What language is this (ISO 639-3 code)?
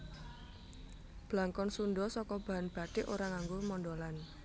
jav